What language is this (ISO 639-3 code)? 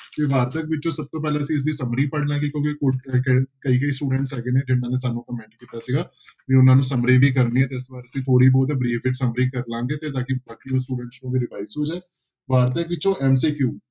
pan